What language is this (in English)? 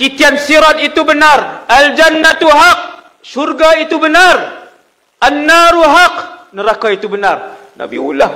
Malay